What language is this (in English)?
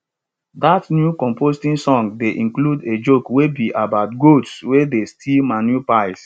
Nigerian Pidgin